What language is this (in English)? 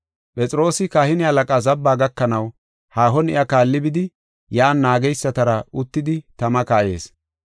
Gofa